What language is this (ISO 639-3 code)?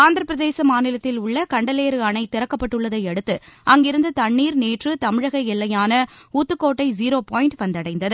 tam